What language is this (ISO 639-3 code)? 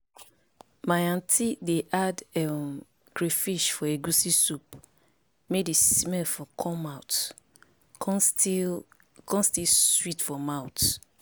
pcm